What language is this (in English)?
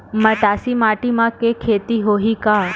Chhattisgarhi